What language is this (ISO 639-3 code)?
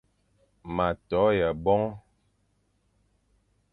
fan